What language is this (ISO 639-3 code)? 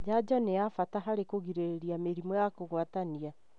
kik